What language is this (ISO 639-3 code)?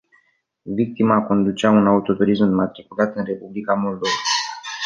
ron